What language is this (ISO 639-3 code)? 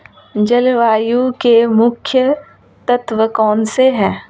hin